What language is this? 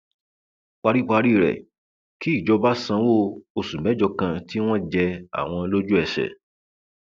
Yoruba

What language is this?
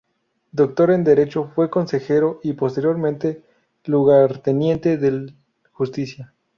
Spanish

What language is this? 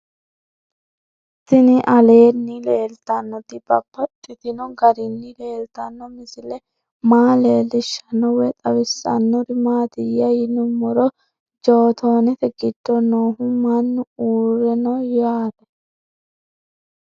Sidamo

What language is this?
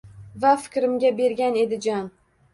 Uzbek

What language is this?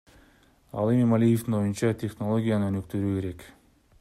Kyrgyz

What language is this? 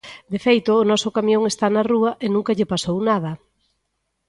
Galician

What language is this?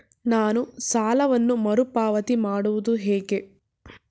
Kannada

